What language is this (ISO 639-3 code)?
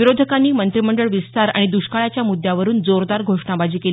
mar